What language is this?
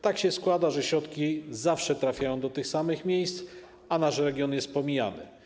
Polish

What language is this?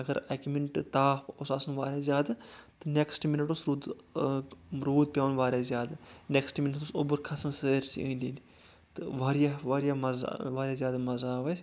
Kashmiri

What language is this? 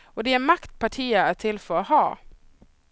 Swedish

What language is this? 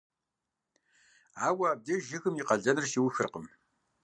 Kabardian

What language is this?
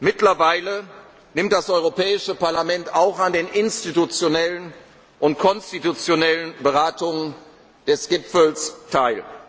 German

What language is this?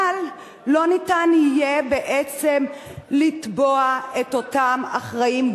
Hebrew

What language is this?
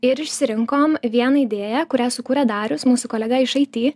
Lithuanian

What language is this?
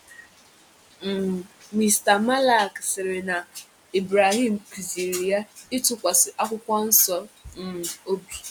Igbo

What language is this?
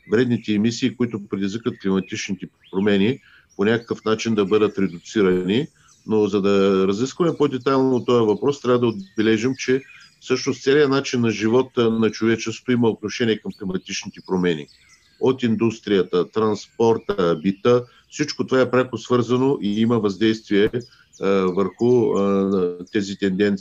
Bulgarian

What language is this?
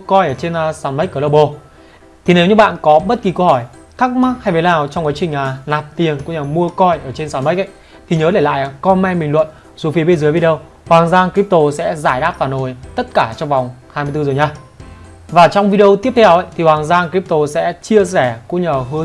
Vietnamese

